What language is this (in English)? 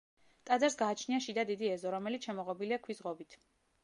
Georgian